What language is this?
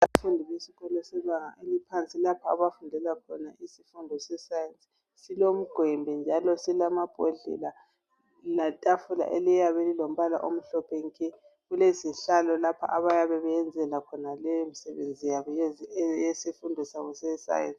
North Ndebele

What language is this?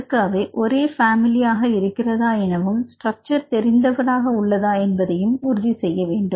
Tamil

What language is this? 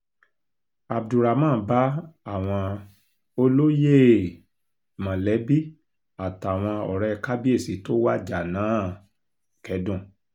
Yoruba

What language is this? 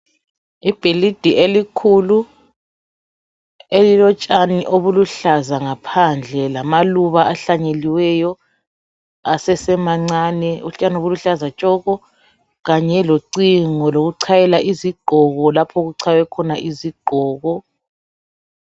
North Ndebele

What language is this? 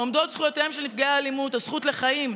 Hebrew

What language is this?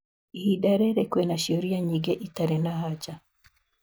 Kikuyu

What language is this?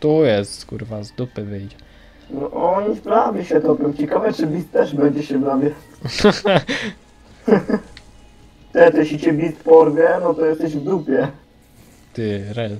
Polish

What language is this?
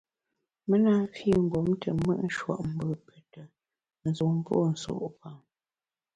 Bamun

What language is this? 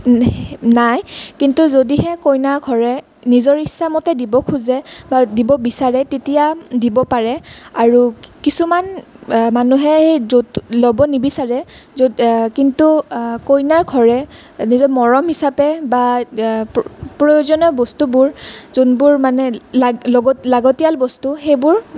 Assamese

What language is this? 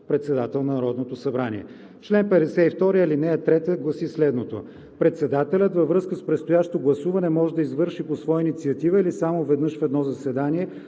Bulgarian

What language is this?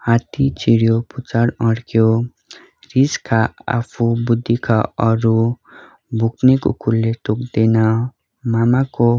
Nepali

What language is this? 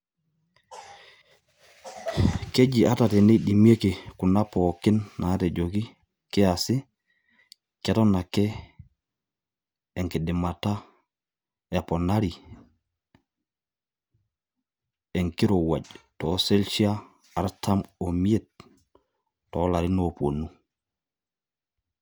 Masai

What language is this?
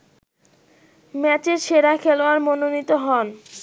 Bangla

